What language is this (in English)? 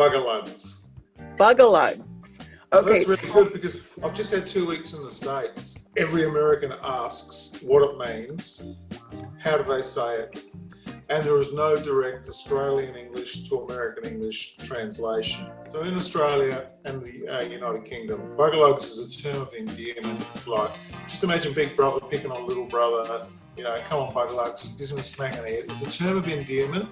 English